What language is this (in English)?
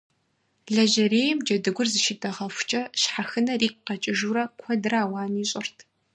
Kabardian